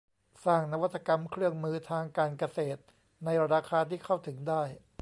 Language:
Thai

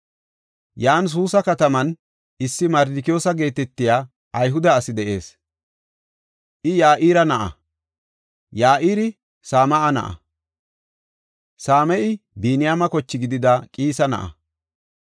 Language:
Gofa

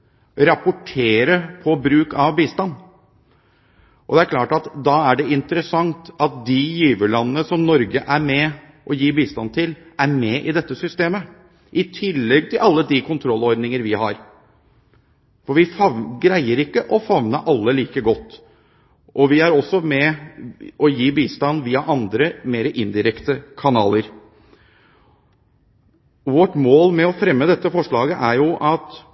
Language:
Norwegian Bokmål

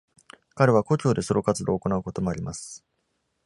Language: Japanese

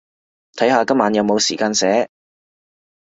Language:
Cantonese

